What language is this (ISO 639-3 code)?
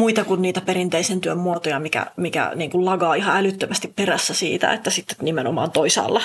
fin